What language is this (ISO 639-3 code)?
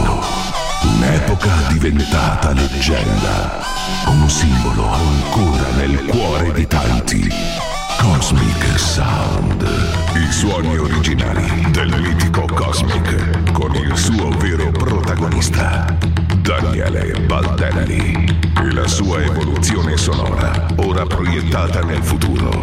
ita